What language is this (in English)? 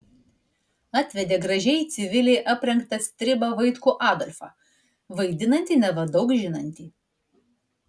Lithuanian